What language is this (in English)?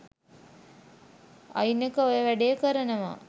Sinhala